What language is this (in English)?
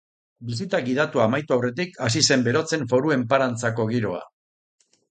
Basque